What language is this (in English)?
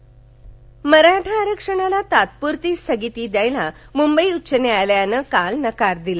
Marathi